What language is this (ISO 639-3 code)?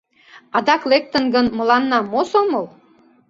chm